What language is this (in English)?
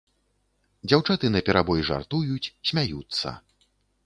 Belarusian